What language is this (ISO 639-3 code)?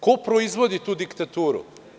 srp